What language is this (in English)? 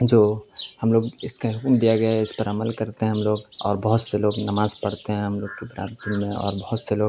Urdu